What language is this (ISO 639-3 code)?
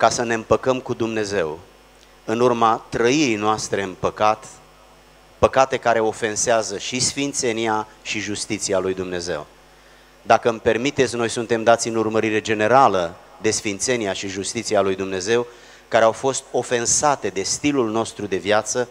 ron